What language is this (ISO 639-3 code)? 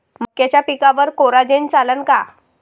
mar